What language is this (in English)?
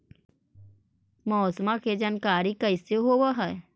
Magahi